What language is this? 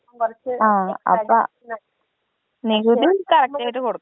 Malayalam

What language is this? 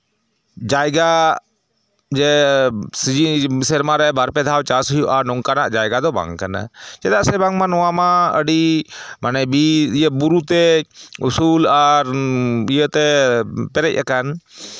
Santali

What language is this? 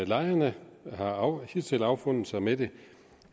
Danish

